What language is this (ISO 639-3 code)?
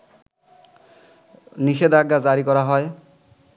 ben